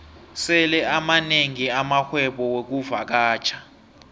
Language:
South Ndebele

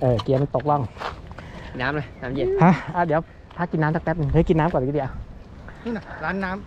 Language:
Thai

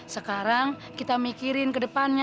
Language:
Indonesian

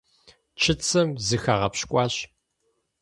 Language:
Kabardian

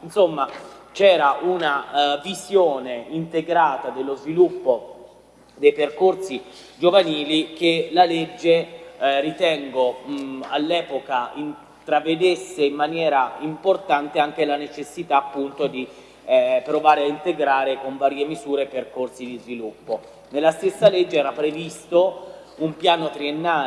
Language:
Italian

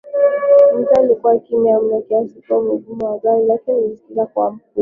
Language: Swahili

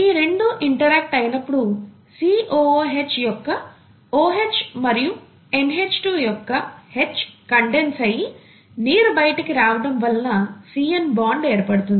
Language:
Telugu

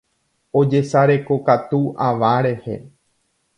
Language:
Guarani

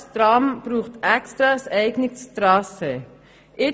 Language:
Swiss German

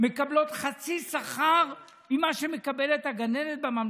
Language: Hebrew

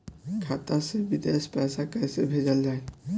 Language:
Bhojpuri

